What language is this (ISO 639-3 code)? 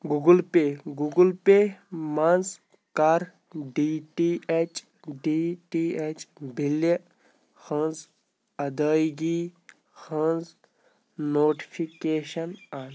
kas